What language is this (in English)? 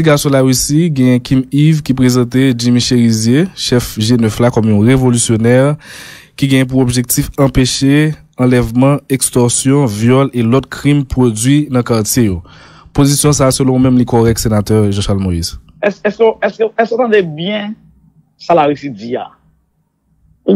French